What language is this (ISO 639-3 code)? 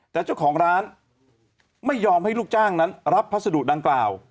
tha